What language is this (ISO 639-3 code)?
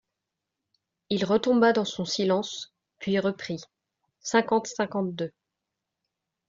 fra